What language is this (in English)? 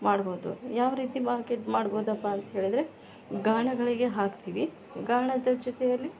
Kannada